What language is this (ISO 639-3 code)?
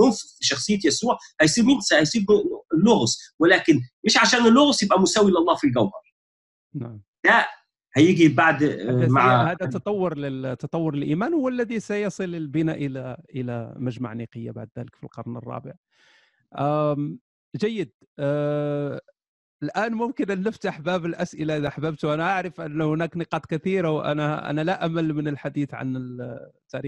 ara